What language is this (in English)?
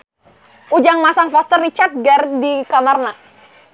Sundanese